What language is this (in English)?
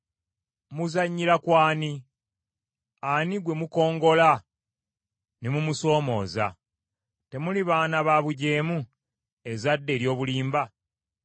Ganda